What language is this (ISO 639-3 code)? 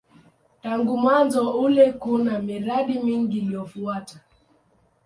swa